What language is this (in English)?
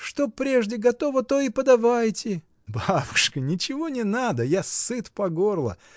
Russian